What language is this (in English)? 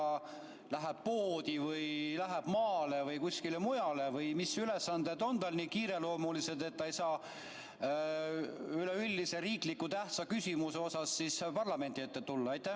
Estonian